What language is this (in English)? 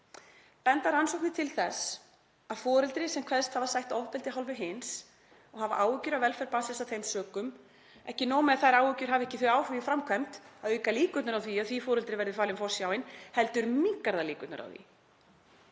Icelandic